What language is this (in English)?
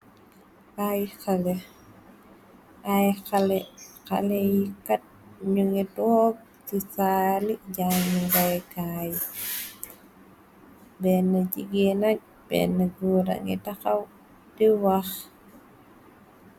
Wolof